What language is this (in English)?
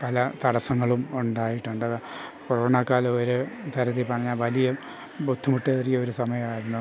Malayalam